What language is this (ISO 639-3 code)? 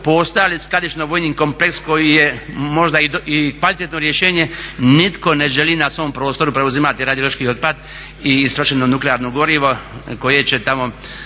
hrv